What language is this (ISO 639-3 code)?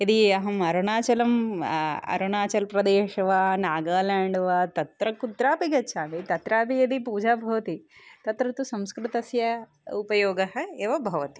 san